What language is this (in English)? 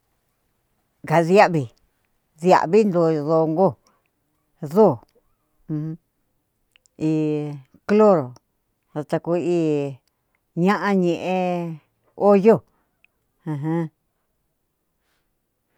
Cuyamecalco Mixtec